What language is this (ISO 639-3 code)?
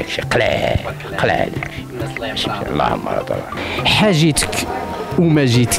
ara